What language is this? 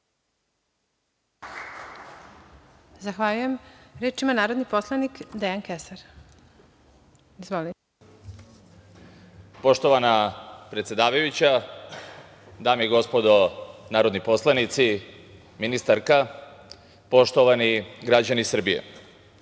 Serbian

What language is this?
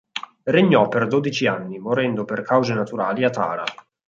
Italian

